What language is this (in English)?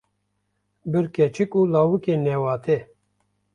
Kurdish